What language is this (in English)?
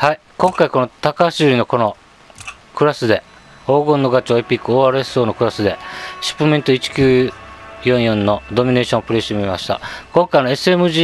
Japanese